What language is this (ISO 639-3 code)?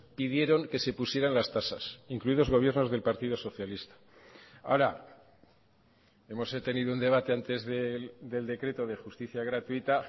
spa